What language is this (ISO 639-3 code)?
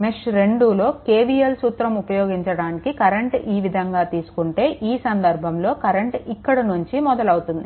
tel